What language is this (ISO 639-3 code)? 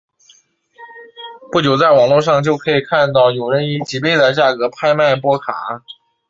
zho